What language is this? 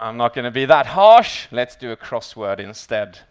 English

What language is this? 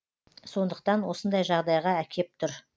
Kazakh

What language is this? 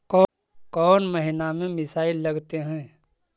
Magahi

